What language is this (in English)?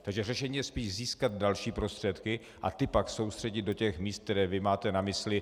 Czech